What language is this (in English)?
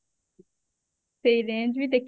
Odia